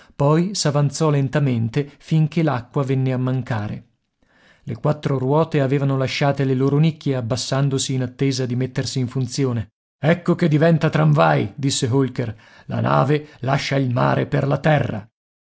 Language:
Italian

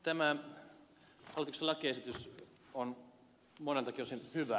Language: Finnish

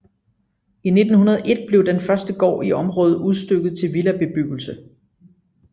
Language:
Danish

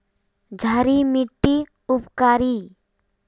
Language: Magahi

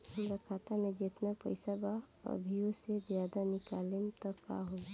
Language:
Bhojpuri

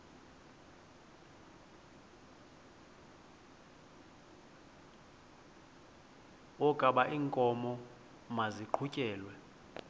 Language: Xhosa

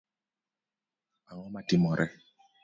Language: Luo (Kenya and Tanzania)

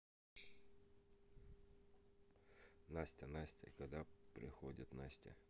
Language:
Russian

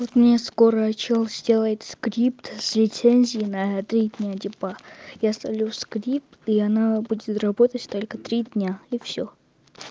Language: Russian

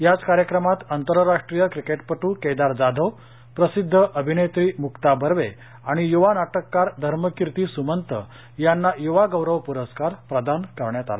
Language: Marathi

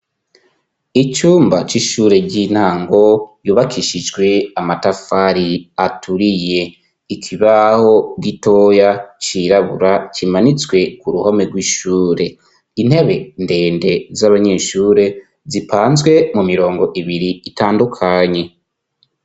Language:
Rundi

